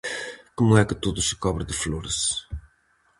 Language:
Galician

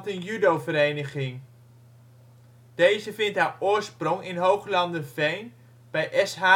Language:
Dutch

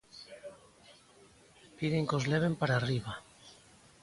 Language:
Galician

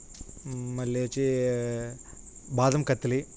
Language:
Telugu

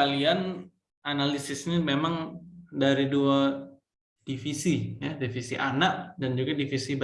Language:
Indonesian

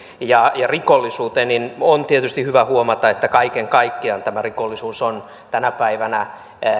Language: Finnish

